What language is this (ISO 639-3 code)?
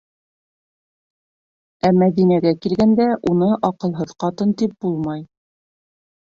bak